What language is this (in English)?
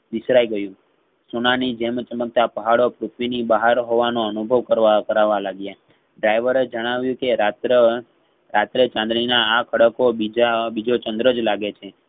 Gujarati